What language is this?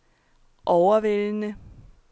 Danish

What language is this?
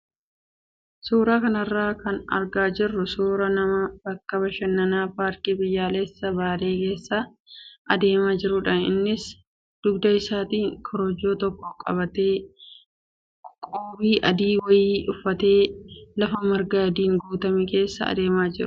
Oromo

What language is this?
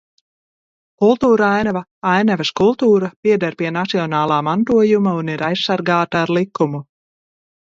Latvian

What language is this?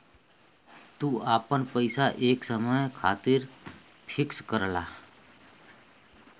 Bhojpuri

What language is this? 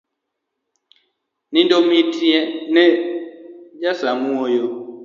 Luo (Kenya and Tanzania)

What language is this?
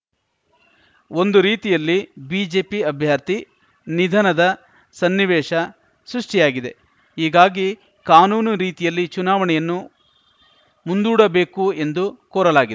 Kannada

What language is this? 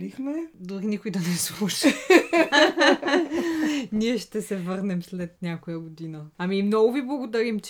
Bulgarian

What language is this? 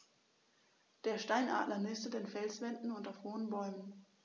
German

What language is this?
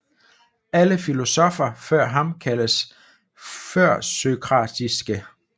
Danish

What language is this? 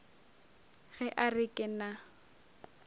Northern Sotho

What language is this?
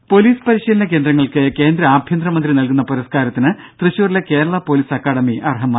Malayalam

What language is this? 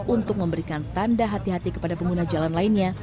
Indonesian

